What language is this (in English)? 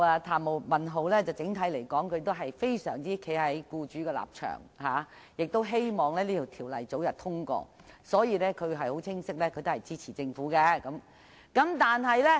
Cantonese